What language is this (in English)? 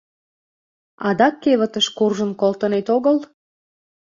Mari